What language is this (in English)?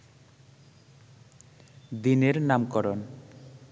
Bangla